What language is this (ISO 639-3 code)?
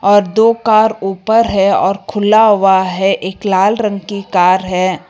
hin